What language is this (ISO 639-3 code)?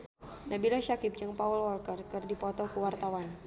sun